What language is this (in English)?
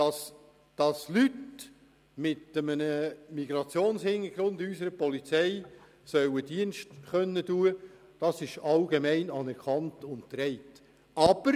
Swiss German